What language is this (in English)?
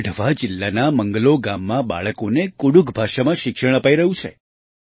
Gujarati